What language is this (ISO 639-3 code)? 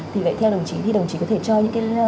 vie